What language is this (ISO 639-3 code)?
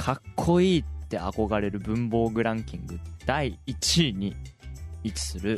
jpn